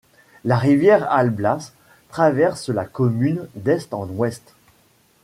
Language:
French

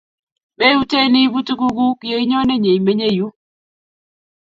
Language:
Kalenjin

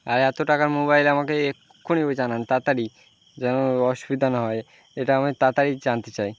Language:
Bangla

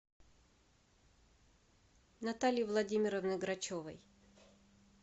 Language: Russian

